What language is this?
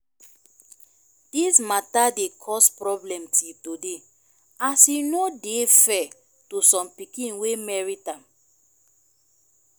Nigerian Pidgin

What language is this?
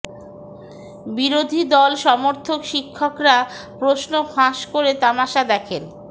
Bangla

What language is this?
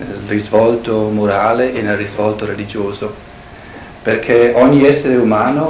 Italian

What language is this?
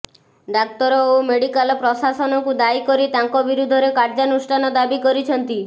Odia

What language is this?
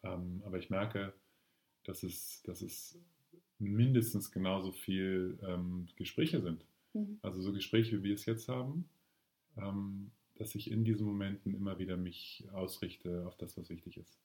German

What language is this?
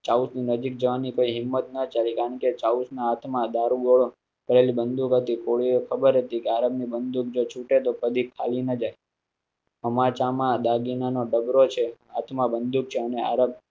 Gujarati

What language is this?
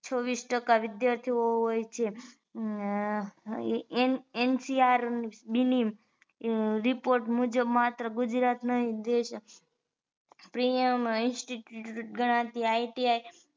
Gujarati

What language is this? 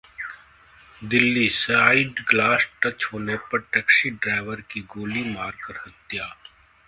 Hindi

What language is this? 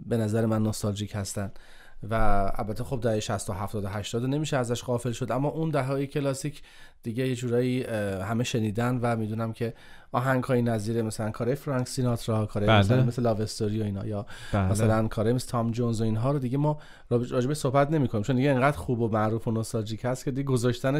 Persian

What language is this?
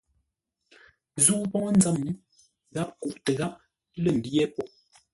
Ngombale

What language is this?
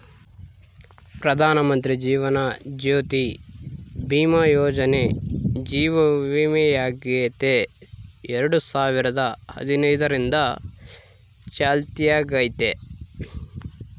Kannada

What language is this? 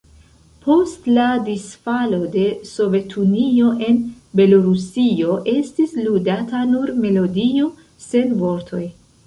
Esperanto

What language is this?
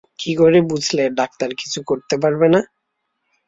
Bangla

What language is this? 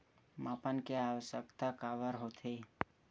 Chhattisgarhi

